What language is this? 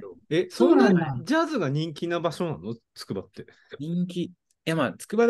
Japanese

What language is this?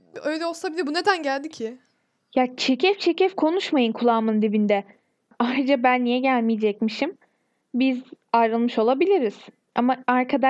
Turkish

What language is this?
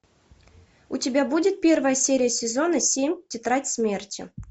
Russian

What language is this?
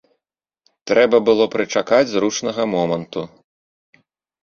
Belarusian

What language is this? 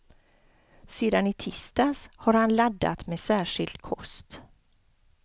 Swedish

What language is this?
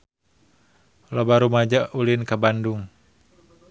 Sundanese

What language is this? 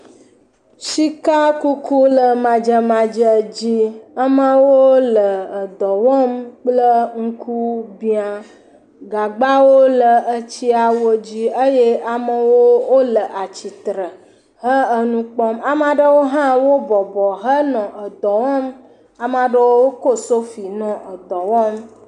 Ewe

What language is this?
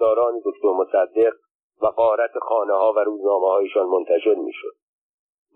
Persian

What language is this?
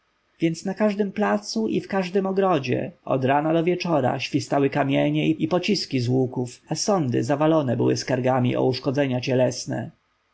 Polish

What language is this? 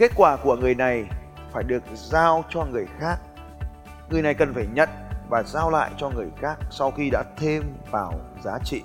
Vietnamese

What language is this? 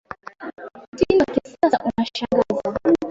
Swahili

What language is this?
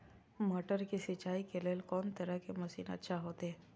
Maithili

